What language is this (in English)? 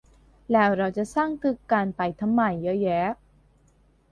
Thai